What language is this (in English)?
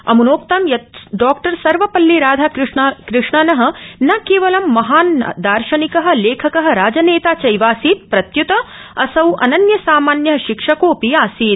Sanskrit